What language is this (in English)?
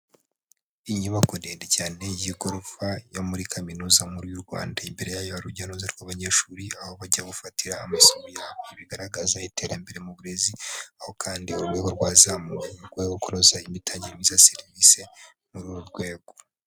Kinyarwanda